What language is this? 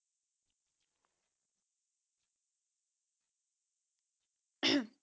Punjabi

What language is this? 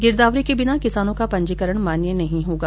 Hindi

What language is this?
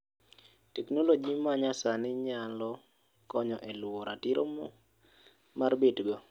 Luo (Kenya and Tanzania)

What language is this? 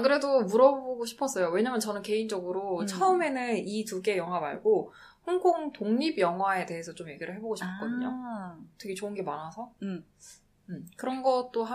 Korean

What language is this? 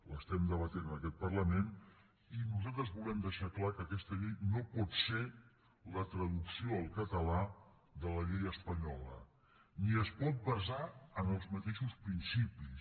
Catalan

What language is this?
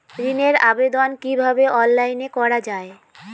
Bangla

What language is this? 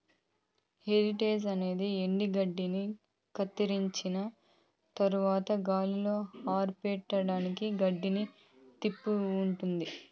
Telugu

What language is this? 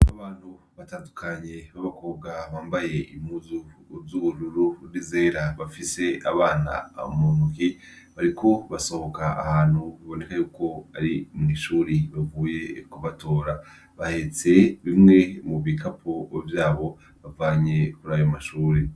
Rundi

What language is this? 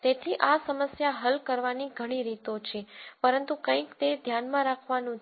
Gujarati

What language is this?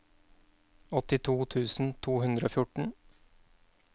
Norwegian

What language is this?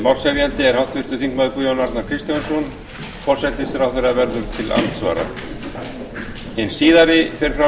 Icelandic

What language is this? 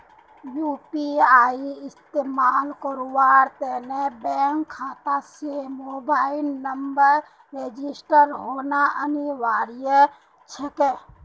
Magahi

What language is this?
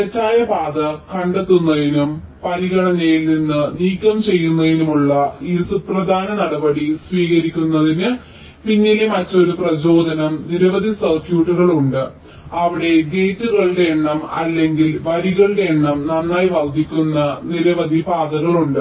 Malayalam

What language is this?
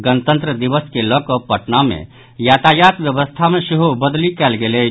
Maithili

